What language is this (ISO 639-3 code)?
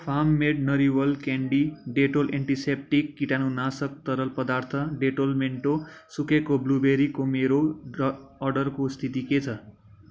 nep